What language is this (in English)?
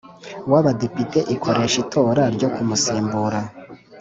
Kinyarwanda